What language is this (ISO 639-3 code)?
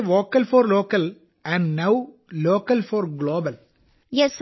mal